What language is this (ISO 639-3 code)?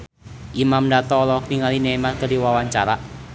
sun